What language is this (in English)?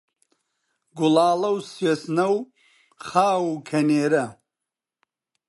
Central Kurdish